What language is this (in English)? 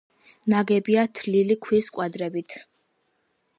Georgian